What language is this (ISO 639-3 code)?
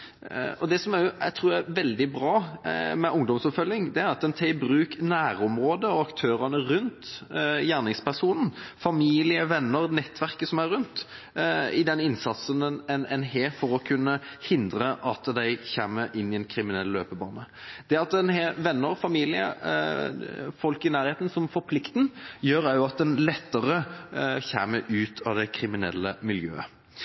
nob